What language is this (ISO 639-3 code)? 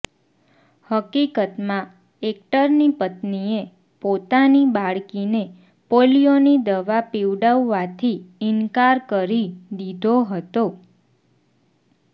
guj